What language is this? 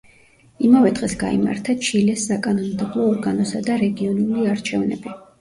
Georgian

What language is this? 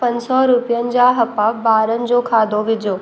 Sindhi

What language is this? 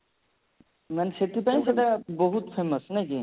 Odia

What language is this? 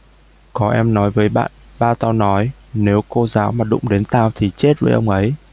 Vietnamese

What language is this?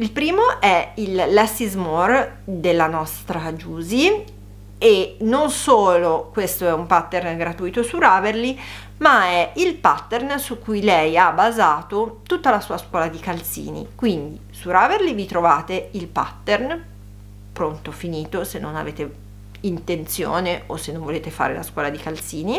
Italian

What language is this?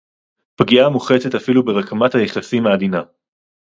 Hebrew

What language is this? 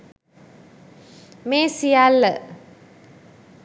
Sinhala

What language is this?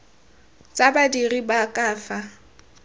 Tswana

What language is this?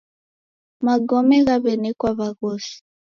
Taita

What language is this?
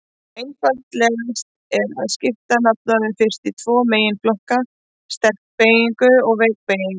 Icelandic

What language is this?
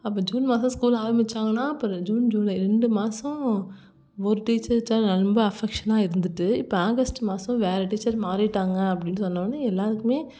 Tamil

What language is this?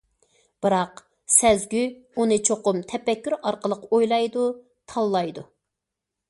Uyghur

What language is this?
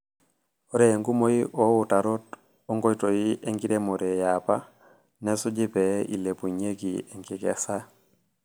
Masai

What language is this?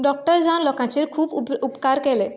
Konkani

